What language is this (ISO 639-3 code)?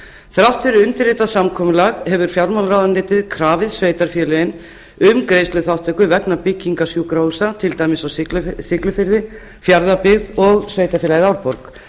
isl